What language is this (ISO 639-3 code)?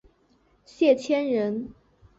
zho